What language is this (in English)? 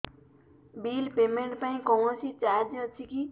Odia